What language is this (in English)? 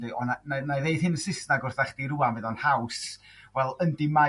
Welsh